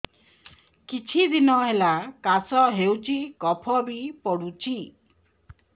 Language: Odia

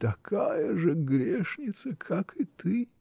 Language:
Russian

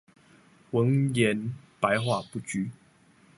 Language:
Chinese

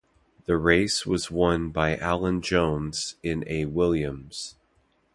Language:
English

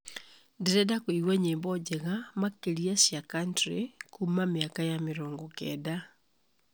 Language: Kikuyu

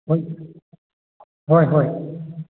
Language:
Manipuri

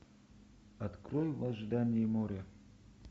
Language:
Russian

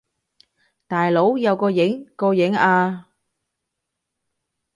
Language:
Cantonese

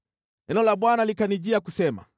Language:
Swahili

